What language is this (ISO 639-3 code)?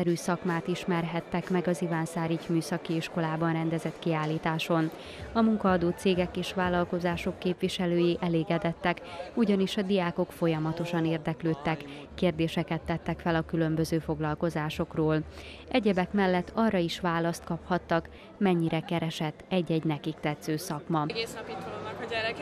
hun